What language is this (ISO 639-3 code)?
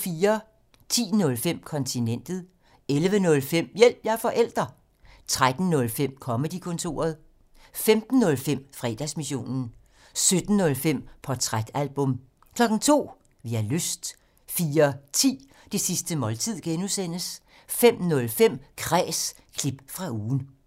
dan